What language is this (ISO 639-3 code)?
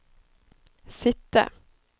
nor